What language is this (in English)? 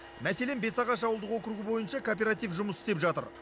Kazakh